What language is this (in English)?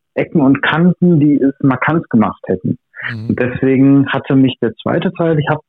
German